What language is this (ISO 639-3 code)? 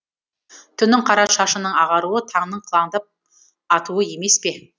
kaz